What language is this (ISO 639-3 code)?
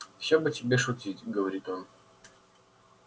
rus